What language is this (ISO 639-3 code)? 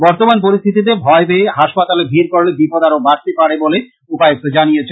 ben